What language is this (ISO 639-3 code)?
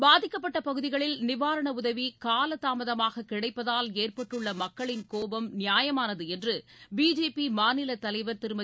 tam